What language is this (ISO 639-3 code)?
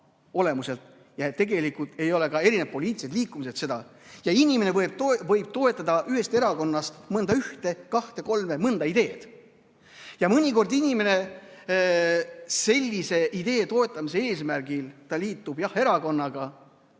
est